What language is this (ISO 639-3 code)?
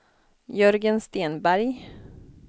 swe